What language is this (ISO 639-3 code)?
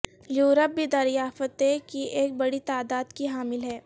urd